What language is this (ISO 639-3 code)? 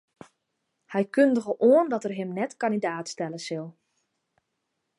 fry